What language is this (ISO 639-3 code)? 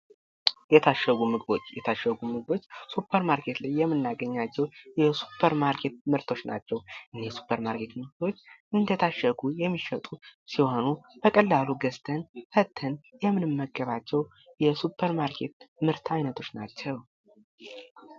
amh